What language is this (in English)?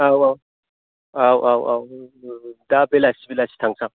Bodo